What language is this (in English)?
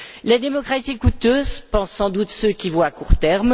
French